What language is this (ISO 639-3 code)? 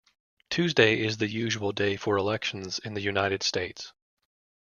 eng